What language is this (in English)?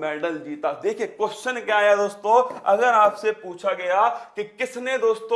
Hindi